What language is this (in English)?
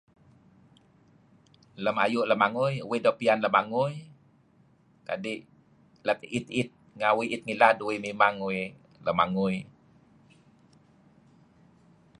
Kelabit